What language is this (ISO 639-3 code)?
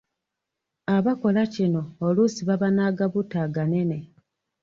lug